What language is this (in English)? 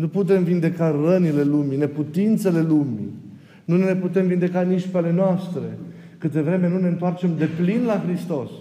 Romanian